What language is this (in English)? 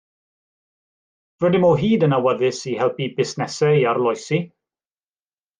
Welsh